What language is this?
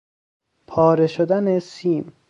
Persian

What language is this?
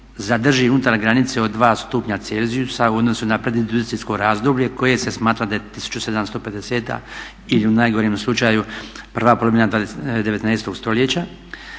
Croatian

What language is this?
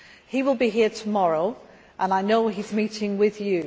English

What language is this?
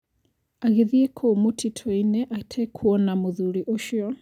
Kikuyu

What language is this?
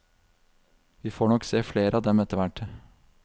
Norwegian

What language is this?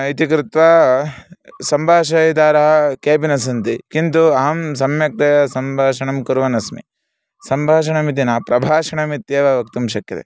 Sanskrit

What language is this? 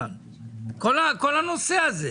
Hebrew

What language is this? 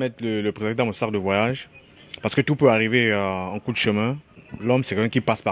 French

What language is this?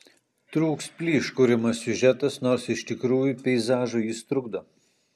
Lithuanian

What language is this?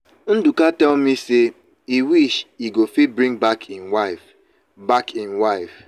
Nigerian Pidgin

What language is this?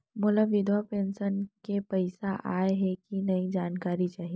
Chhattisgarhi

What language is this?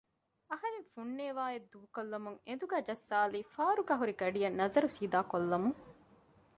Divehi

